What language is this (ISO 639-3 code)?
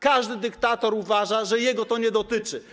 pol